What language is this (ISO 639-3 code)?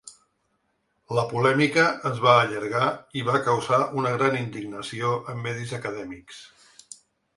cat